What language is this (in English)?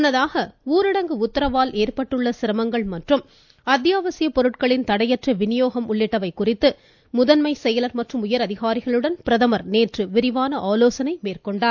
Tamil